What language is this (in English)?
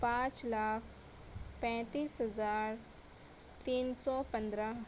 Urdu